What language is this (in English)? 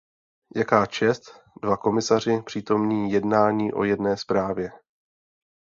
Czech